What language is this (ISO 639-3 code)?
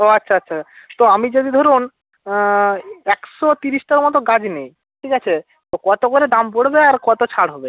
ben